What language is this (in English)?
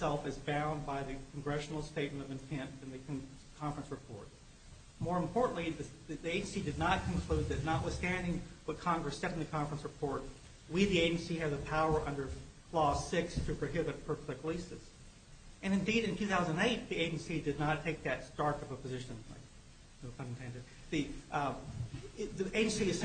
English